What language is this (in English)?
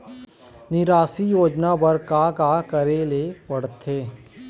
Chhattisgarhi